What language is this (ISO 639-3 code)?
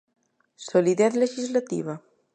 glg